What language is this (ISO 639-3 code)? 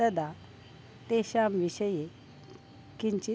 san